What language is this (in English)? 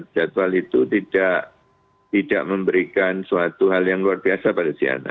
Indonesian